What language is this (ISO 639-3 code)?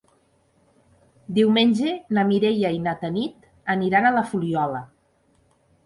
cat